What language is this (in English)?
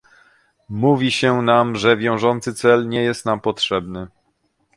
Polish